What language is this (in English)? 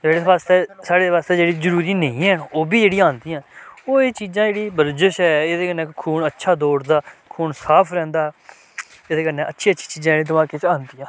Dogri